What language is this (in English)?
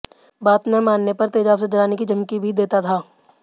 Hindi